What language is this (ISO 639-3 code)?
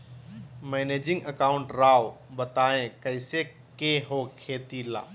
mag